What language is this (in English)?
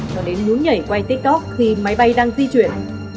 Vietnamese